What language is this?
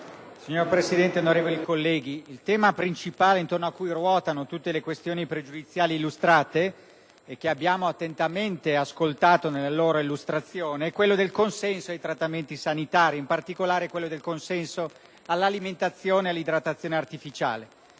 Italian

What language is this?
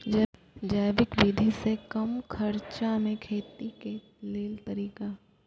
Maithili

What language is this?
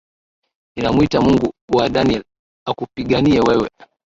Swahili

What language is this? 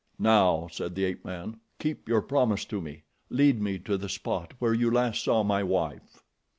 English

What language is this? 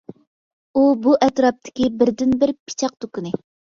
Uyghur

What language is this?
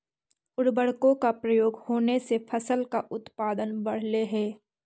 Magahi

